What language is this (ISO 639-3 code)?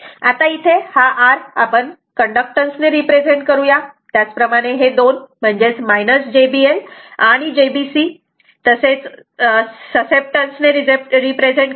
mar